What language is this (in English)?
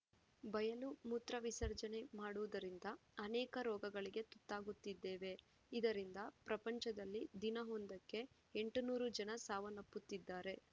Kannada